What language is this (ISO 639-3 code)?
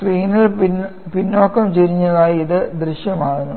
mal